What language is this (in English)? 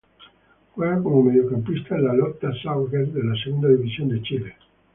Spanish